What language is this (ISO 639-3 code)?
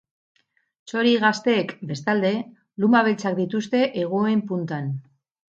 eus